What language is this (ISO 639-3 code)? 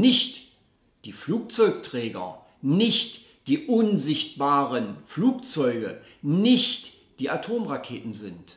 deu